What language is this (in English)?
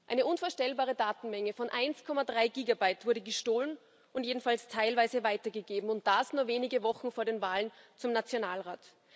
German